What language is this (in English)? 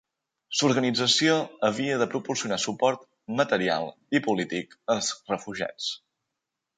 Catalan